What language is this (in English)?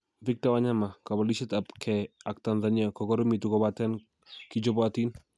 Kalenjin